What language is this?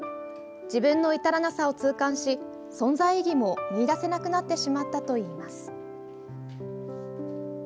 Japanese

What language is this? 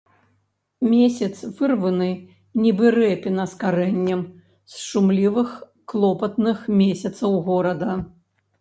Belarusian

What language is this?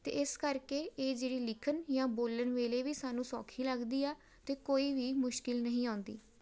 Punjabi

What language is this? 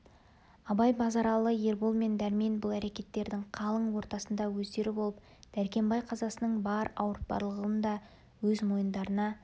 Kazakh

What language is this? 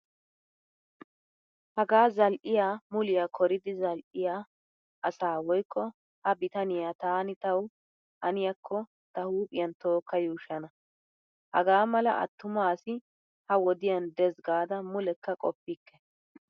Wolaytta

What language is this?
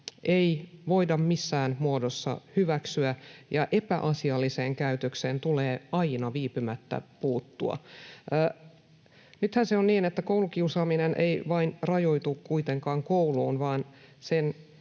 Finnish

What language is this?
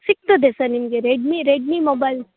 Kannada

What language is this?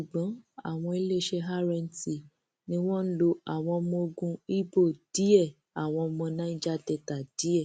Yoruba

